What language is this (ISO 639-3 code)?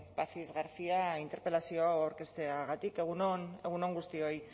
eus